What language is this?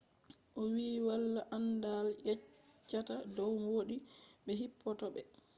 Fula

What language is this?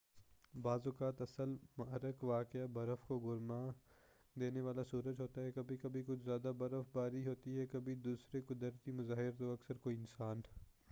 Urdu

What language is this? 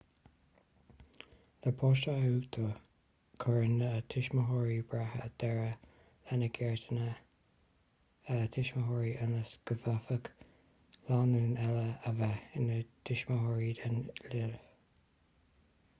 Irish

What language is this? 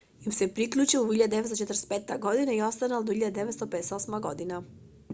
Macedonian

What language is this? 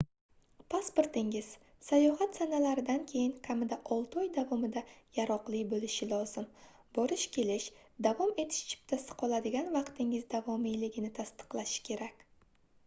Uzbek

